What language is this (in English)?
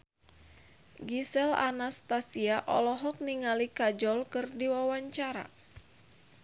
Sundanese